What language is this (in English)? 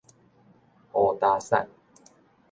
Min Nan Chinese